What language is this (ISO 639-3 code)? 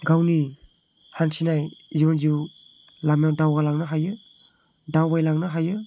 brx